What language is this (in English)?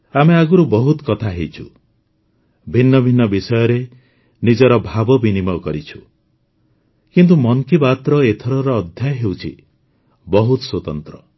Odia